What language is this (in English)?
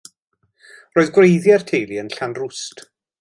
Welsh